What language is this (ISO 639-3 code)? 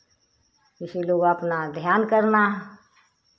hin